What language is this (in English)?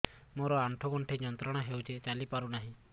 Odia